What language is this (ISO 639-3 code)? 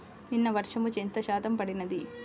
tel